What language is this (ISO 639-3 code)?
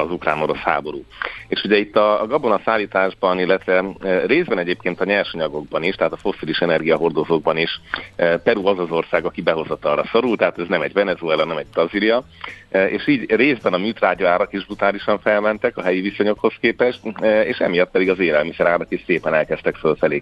hun